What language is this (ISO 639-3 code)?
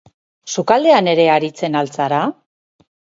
eus